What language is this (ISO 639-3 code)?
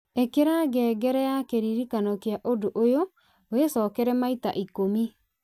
kik